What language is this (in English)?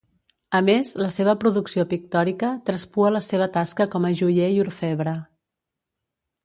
Catalan